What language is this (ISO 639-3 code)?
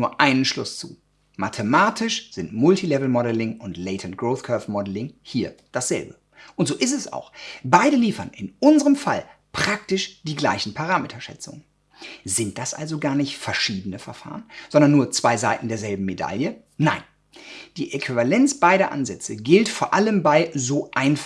deu